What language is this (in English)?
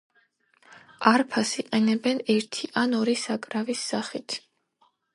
Georgian